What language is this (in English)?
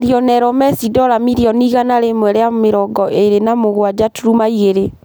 Kikuyu